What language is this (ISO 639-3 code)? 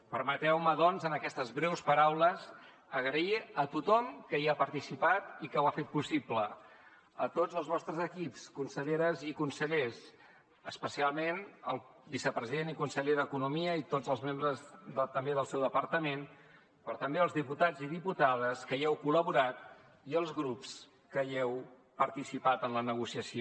cat